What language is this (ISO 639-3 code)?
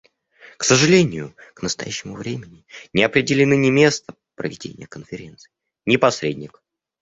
rus